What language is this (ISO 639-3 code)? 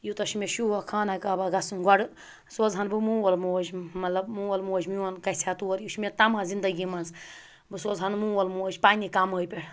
kas